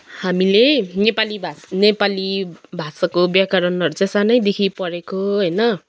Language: Nepali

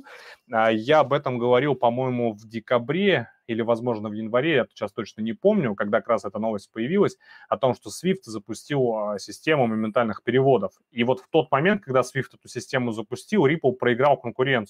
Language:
Russian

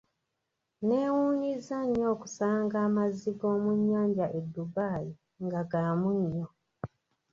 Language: Ganda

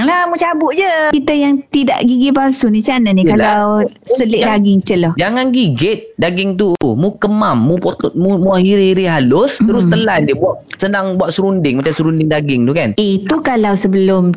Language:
Malay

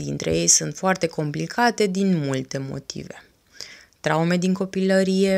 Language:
Romanian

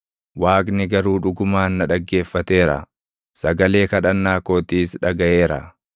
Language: Oromo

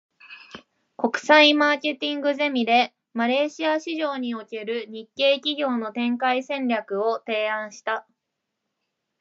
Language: Japanese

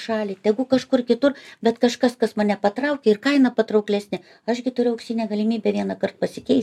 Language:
Lithuanian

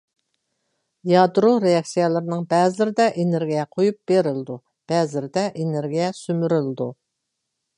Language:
Uyghur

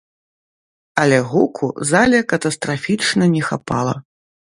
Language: Belarusian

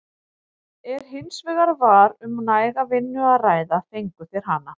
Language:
Icelandic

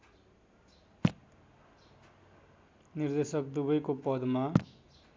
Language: Nepali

